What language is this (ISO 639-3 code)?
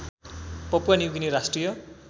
nep